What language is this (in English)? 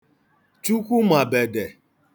Igbo